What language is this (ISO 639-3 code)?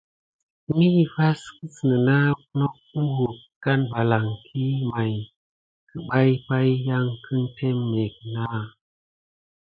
gid